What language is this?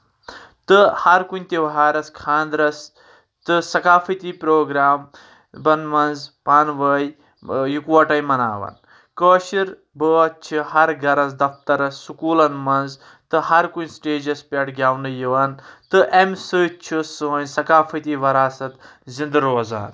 Kashmiri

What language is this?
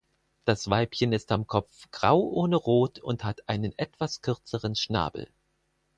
German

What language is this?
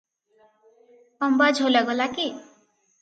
Odia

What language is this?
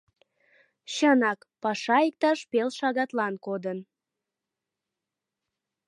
Mari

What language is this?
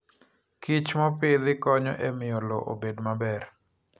Luo (Kenya and Tanzania)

